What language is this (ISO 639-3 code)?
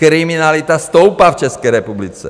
ces